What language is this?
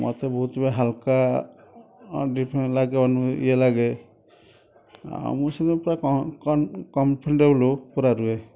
Odia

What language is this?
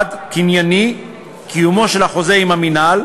Hebrew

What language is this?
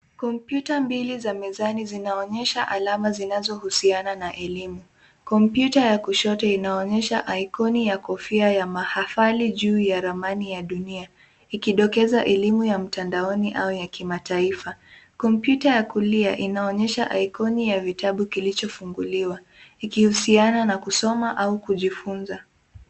Swahili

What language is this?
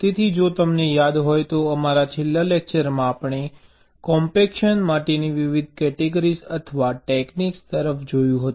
Gujarati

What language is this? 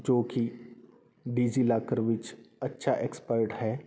Punjabi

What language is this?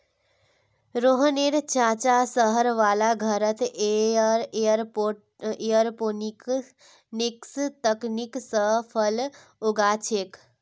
Magahi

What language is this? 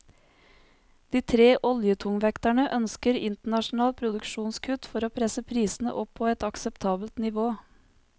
Norwegian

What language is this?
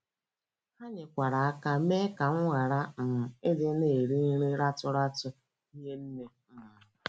Igbo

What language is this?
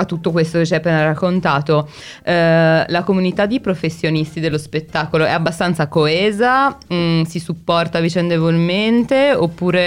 Italian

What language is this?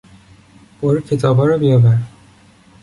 Persian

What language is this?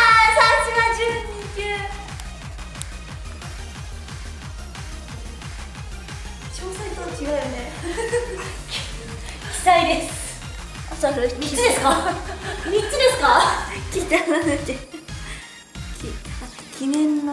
Japanese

